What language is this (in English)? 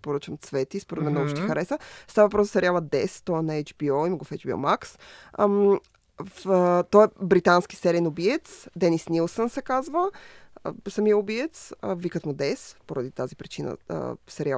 Bulgarian